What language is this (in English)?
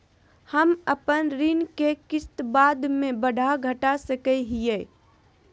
Magahi